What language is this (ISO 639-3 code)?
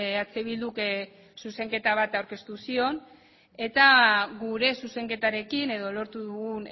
eus